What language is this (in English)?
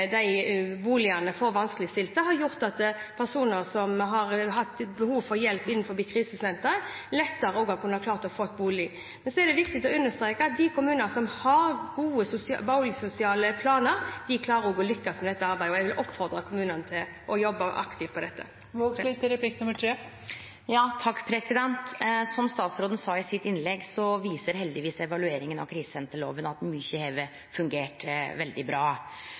Norwegian